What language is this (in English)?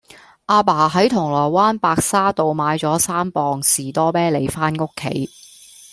Cantonese